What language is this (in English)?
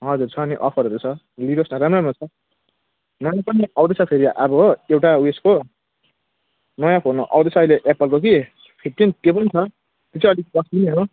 Nepali